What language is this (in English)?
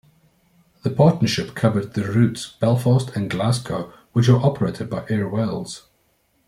English